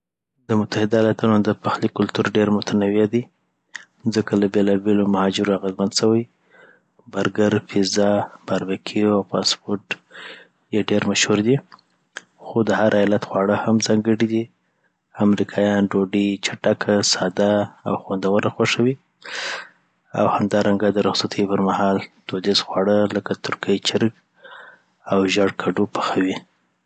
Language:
Southern Pashto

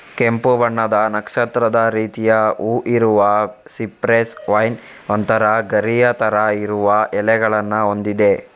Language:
Kannada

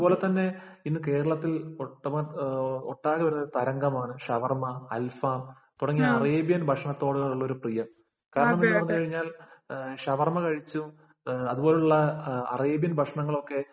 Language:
Malayalam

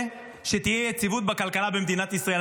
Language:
Hebrew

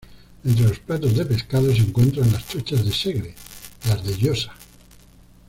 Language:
Spanish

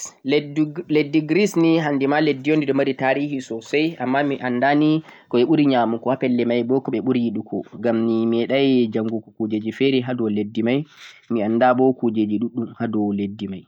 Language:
Central-Eastern Niger Fulfulde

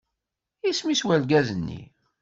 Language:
Kabyle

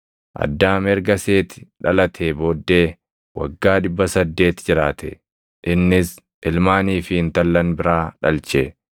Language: Oromo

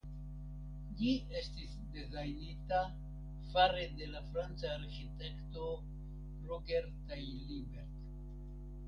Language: Esperanto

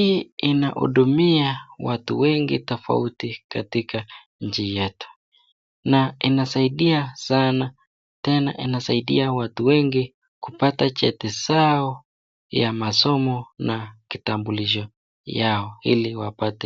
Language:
Swahili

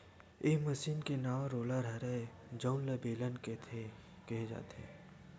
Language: Chhattisgarhi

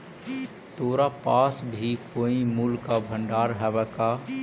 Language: Magahi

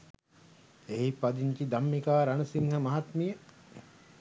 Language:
Sinhala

